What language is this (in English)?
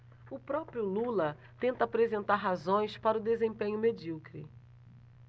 Portuguese